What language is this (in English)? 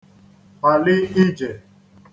Igbo